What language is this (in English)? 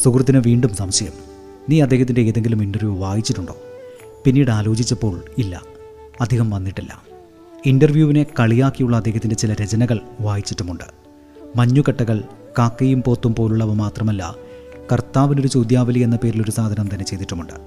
Malayalam